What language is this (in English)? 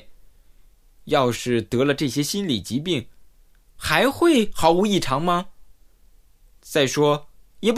Chinese